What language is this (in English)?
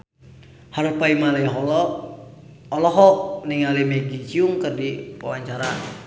Sundanese